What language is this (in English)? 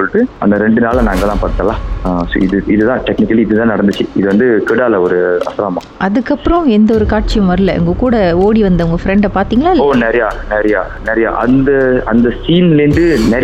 Tamil